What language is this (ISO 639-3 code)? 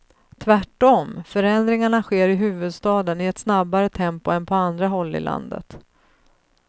swe